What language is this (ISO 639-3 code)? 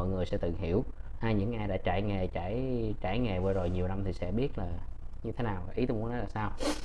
vie